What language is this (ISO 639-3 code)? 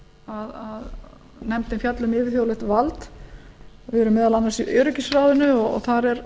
isl